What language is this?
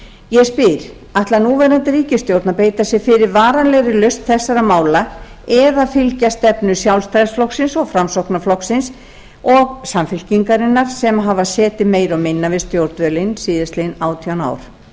Icelandic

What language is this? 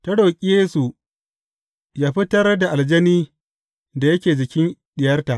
Hausa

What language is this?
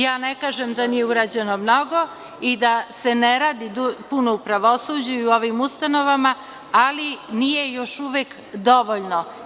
Serbian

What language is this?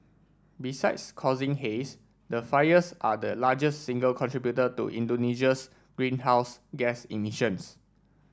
English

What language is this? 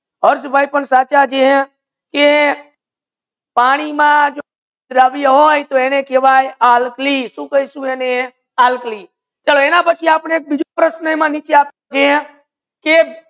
Gujarati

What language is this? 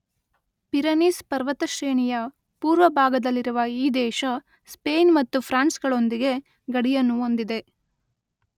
Kannada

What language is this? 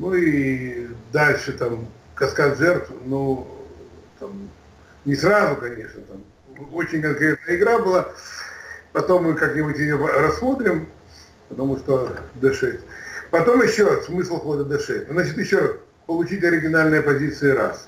Russian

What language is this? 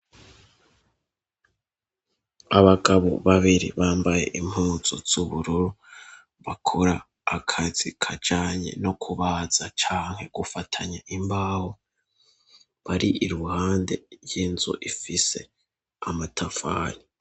Rundi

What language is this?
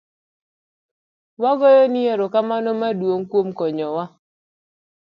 Luo (Kenya and Tanzania)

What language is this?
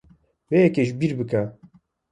Kurdish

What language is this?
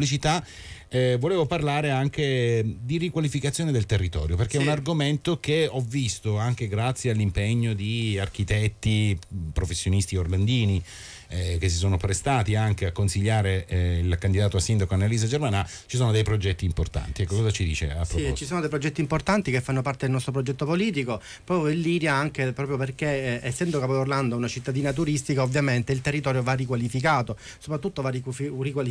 Italian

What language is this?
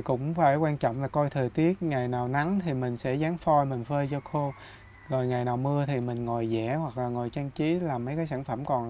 Vietnamese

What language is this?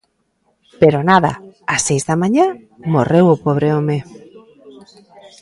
Galician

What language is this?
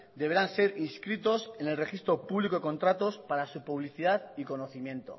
Spanish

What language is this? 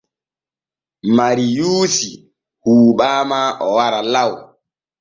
Borgu Fulfulde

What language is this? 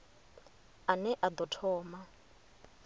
Venda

